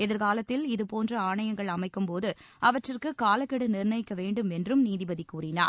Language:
Tamil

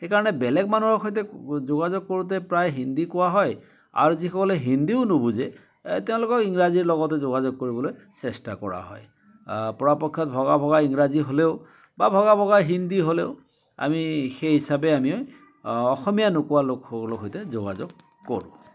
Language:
Assamese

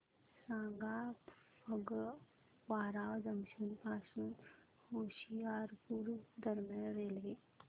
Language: Marathi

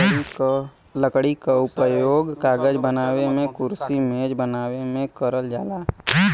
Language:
Bhojpuri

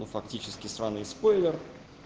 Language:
Russian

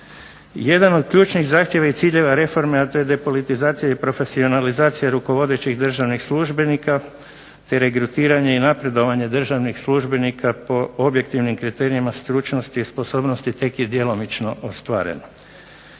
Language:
Croatian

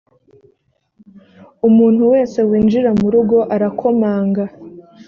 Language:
Kinyarwanda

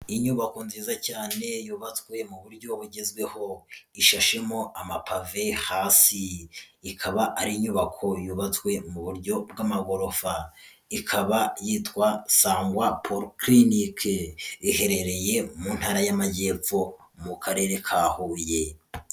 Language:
Kinyarwanda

